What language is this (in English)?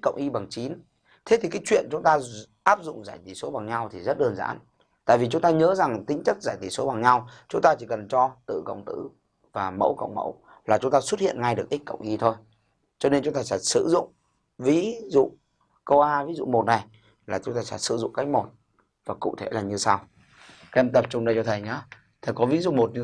Vietnamese